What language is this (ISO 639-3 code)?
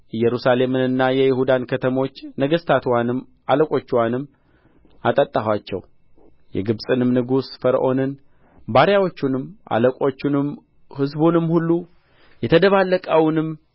amh